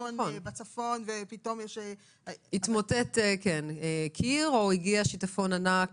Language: Hebrew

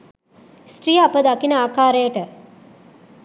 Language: Sinhala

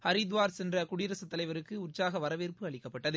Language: Tamil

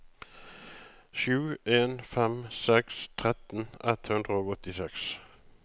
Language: Norwegian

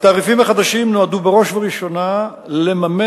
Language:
Hebrew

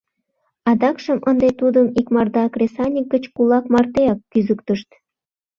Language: Mari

